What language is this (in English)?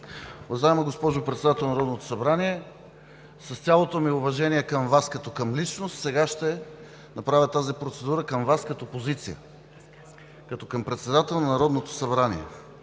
Bulgarian